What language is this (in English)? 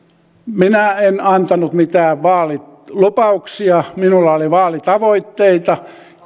Finnish